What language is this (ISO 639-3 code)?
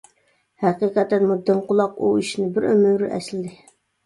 uig